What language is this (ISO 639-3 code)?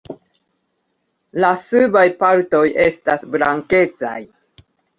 epo